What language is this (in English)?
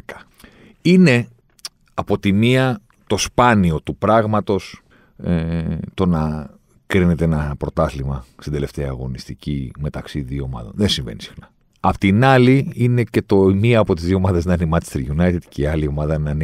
Greek